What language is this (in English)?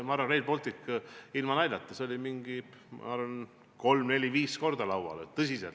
Estonian